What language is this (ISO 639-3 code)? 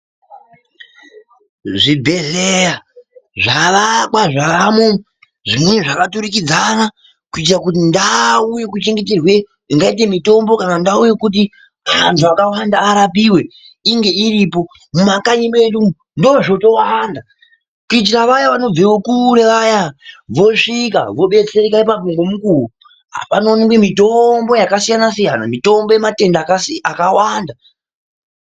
ndc